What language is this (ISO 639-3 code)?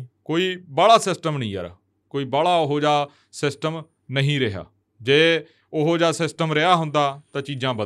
pan